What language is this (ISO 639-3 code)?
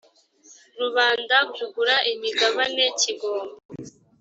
kin